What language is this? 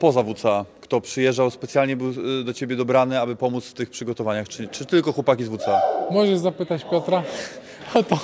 Polish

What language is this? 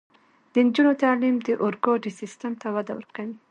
Pashto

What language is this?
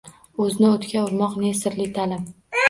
Uzbek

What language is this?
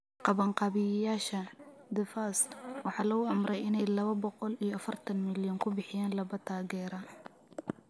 Somali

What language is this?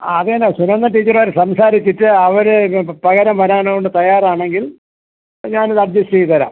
Malayalam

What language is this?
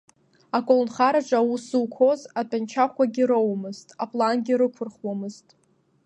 Abkhazian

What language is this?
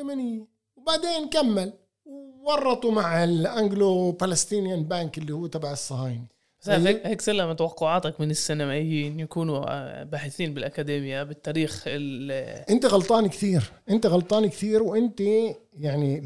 Arabic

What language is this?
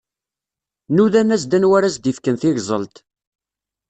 Kabyle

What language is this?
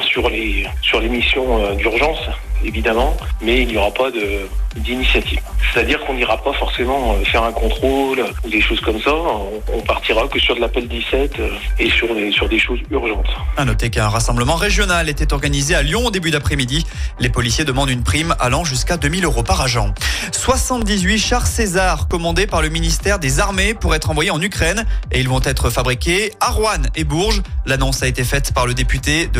French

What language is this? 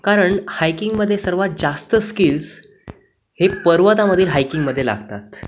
Marathi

